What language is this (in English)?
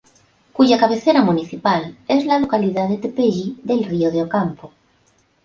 Spanish